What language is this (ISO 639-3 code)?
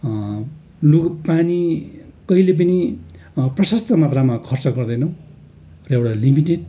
nep